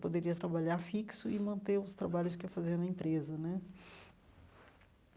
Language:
Portuguese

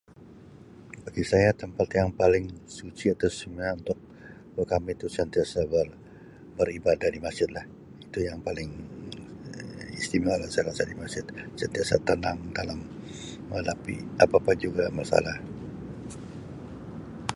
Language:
Sabah Malay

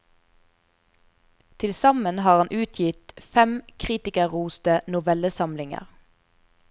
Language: Norwegian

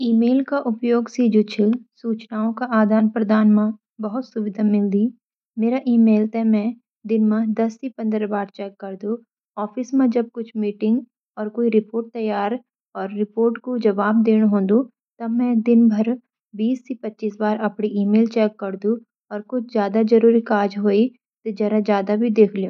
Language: Garhwali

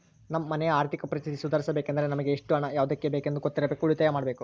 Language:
Kannada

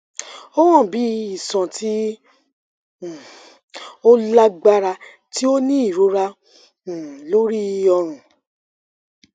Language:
Yoruba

